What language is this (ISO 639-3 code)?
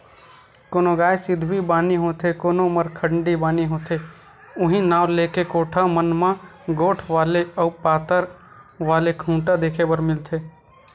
hne